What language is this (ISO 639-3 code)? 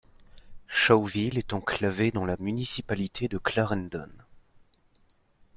fra